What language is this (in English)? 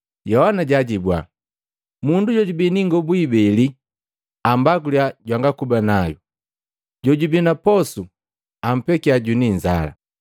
Matengo